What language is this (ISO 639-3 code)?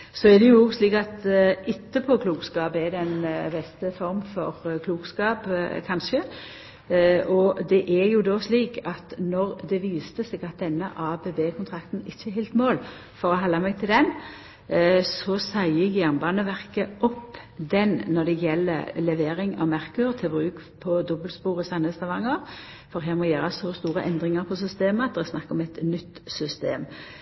nno